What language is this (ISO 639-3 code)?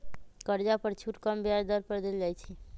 mag